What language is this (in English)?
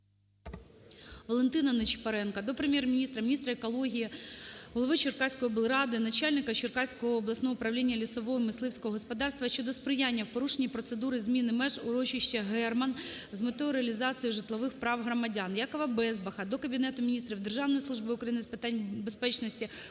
Ukrainian